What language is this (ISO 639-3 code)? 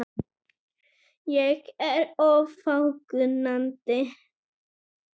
isl